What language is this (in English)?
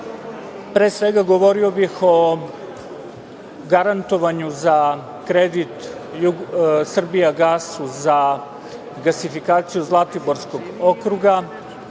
Serbian